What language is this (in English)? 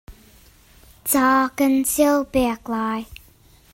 Hakha Chin